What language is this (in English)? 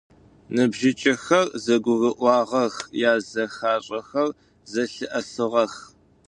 Adyghe